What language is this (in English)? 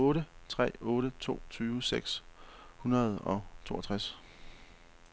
Danish